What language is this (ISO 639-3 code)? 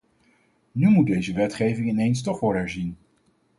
nld